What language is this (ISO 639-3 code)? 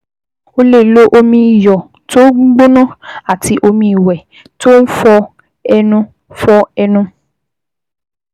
yor